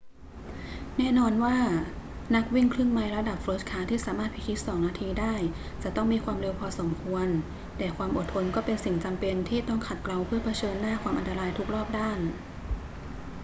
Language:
Thai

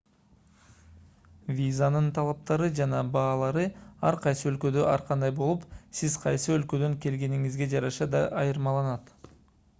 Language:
Kyrgyz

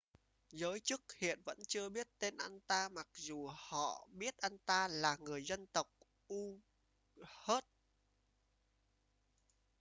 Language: Vietnamese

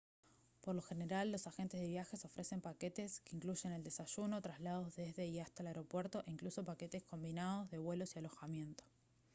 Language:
Spanish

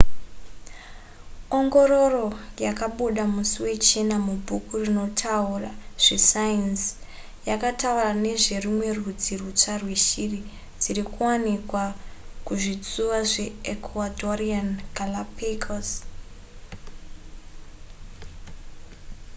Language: Shona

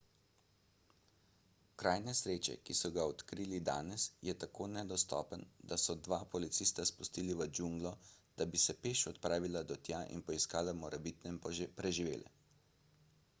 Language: Slovenian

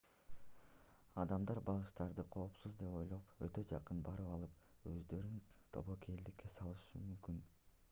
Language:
Kyrgyz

